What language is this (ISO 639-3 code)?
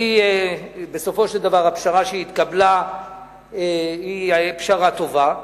heb